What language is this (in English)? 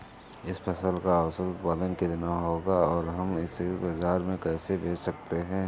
Hindi